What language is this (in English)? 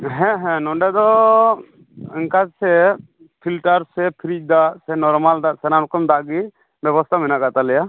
Santali